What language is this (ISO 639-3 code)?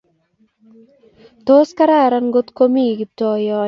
kln